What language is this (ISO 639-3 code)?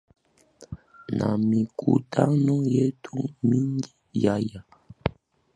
swa